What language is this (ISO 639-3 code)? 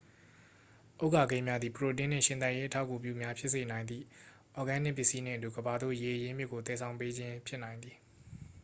mya